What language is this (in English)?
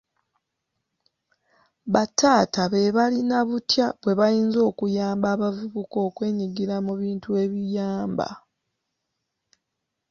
Ganda